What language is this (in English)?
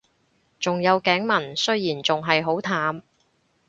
Cantonese